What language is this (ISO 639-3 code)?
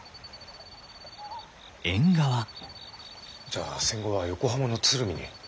jpn